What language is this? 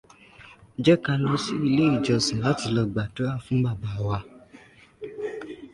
Yoruba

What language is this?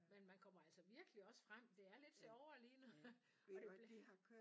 Danish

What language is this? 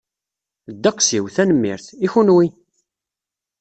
Kabyle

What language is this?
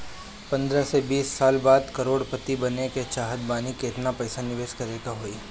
Bhojpuri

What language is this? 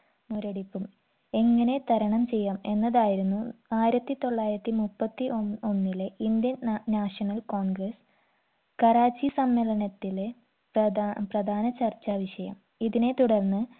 Malayalam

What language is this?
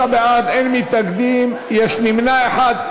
Hebrew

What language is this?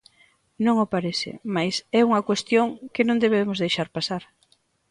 Galician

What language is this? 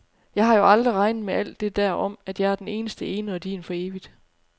Danish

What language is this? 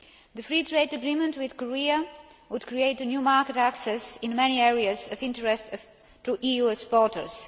English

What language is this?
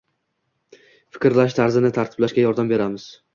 Uzbek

